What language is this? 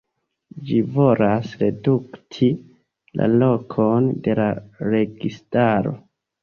Esperanto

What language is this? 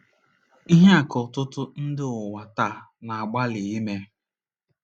Igbo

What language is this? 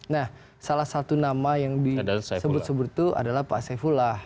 Indonesian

